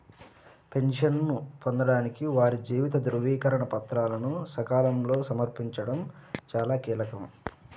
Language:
Telugu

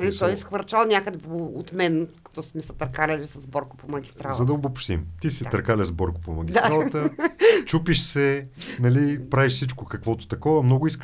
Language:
Bulgarian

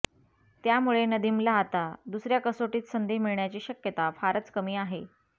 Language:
Marathi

